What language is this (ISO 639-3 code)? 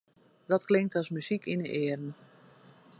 fry